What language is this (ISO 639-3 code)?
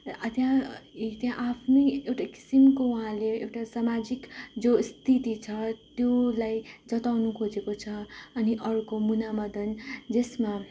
nep